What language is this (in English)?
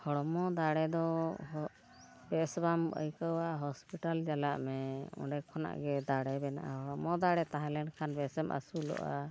Santali